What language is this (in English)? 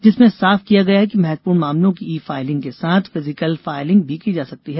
Hindi